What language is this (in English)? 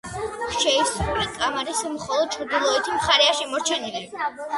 Georgian